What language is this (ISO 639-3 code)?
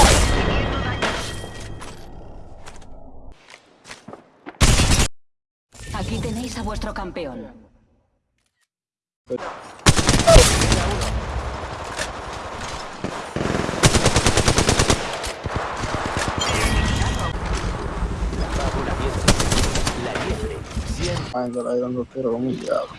spa